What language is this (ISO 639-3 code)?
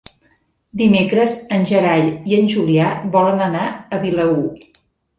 cat